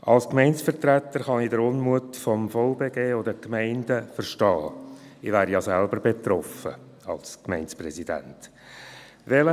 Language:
Swiss German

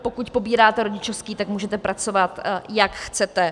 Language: Czech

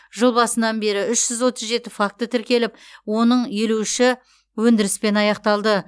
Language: Kazakh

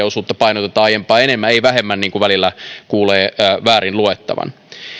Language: Finnish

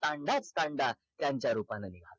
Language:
Marathi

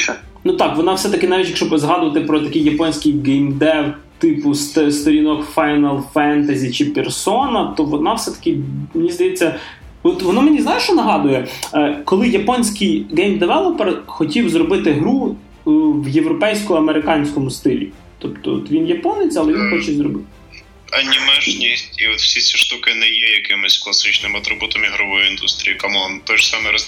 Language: Ukrainian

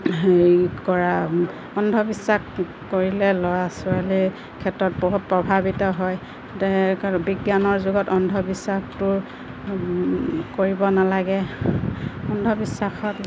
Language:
Assamese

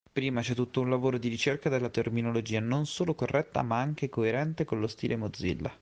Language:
Italian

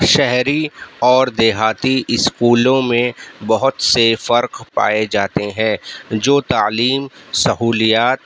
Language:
Urdu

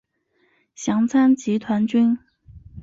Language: Chinese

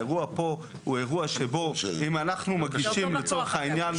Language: Hebrew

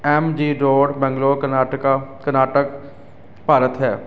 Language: Punjabi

